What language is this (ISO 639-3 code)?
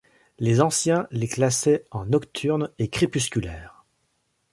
fra